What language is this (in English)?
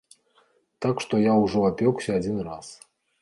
Belarusian